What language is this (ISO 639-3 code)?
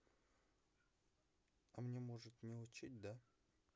rus